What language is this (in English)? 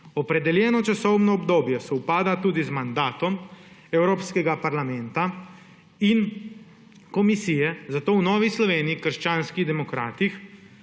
Slovenian